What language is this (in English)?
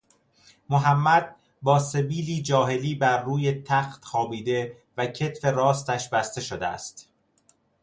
Persian